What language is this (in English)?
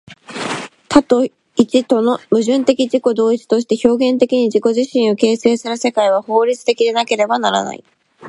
Japanese